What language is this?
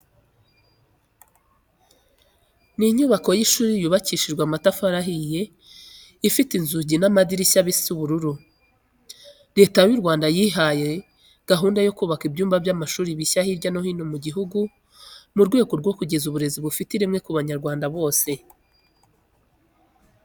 Kinyarwanda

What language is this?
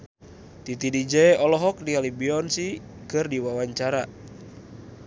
Sundanese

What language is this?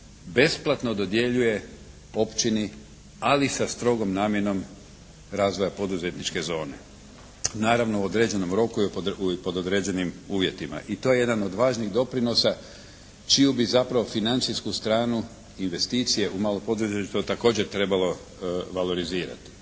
Croatian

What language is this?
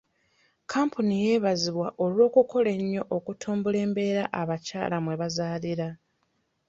Ganda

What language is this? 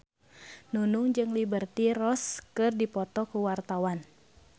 Sundanese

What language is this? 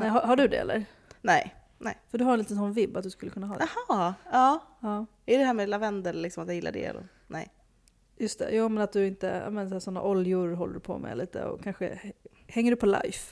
Swedish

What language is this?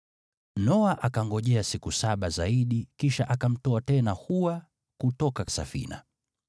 Swahili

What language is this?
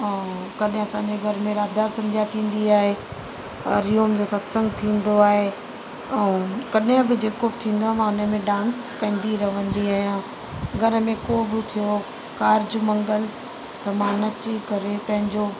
Sindhi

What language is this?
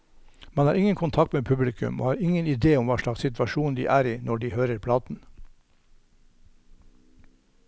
Norwegian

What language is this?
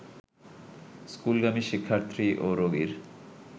Bangla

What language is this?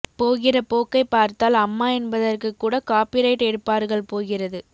Tamil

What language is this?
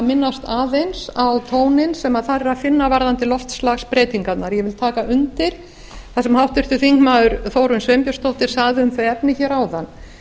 Icelandic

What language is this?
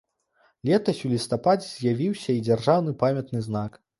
Belarusian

